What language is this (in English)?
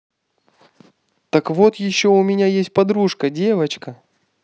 Russian